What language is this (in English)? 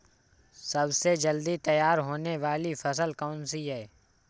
Hindi